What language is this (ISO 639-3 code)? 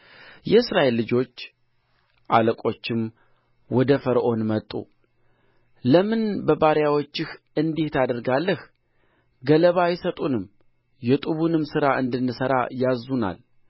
amh